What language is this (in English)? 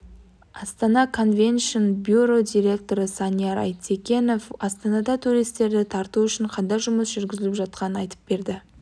Kazakh